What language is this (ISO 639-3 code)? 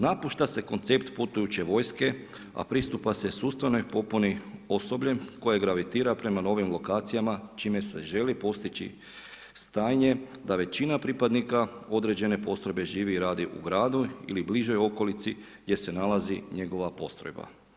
hrv